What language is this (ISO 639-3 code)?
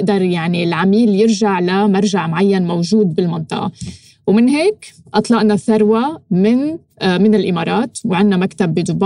ara